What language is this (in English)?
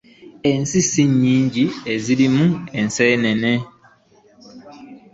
Ganda